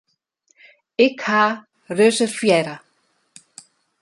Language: Western Frisian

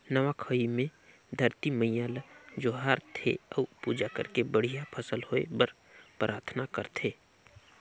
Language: Chhattisgarhi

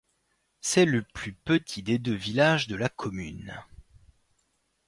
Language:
French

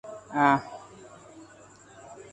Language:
Arabic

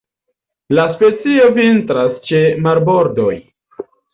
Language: Esperanto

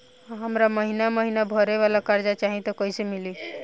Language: Bhojpuri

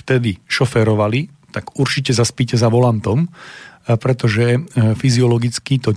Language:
Slovak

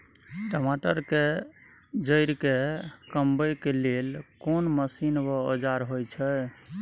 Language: Maithili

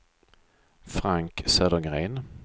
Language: Swedish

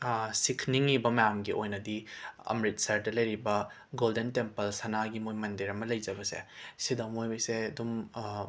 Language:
Manipuri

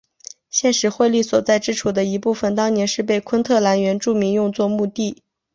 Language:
Chinese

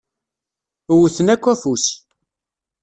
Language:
Kabyle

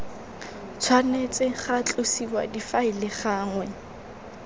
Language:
Tswana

